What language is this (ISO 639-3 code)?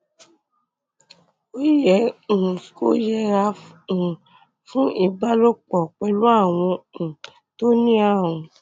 yor